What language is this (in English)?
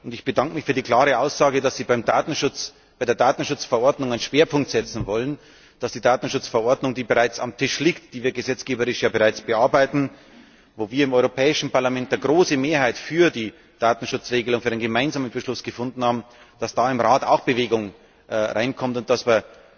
German